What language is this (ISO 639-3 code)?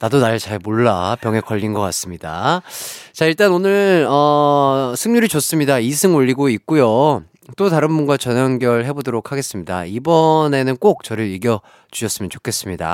kor